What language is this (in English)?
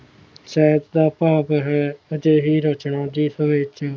Punjabi